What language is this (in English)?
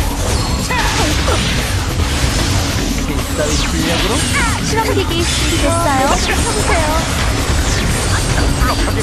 Korean